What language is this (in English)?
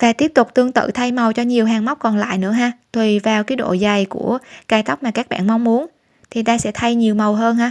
Vietnamese